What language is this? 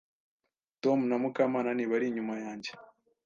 Kinyarwanda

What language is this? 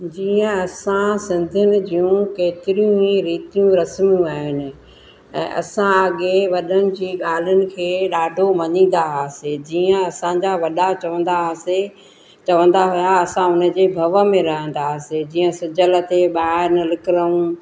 Sindhi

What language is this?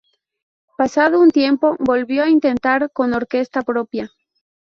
Spanish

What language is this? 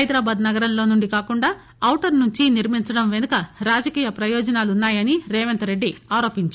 Telugu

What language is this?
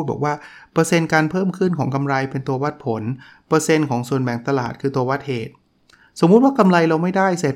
Thai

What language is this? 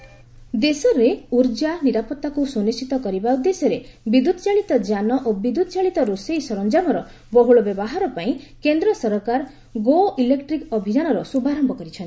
Odia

